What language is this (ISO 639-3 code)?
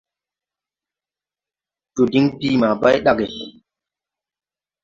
tui